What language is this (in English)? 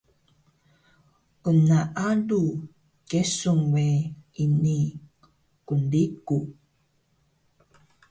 Taroko